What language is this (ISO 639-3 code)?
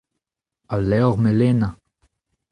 bre